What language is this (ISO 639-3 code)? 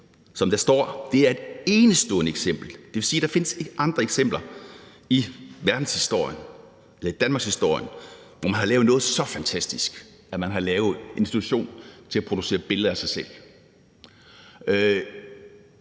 dan